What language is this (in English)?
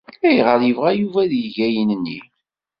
Kabyle